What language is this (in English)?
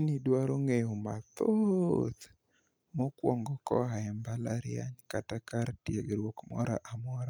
Luo (Kenya and Tanzania)